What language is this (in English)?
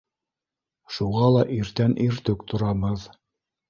Bashkir